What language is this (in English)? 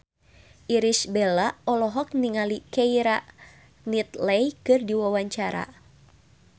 Sundanese